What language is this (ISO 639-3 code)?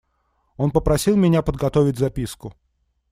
rus